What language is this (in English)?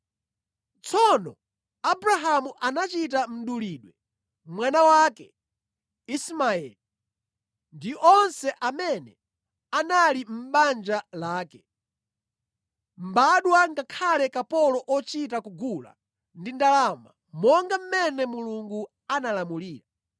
Nyanja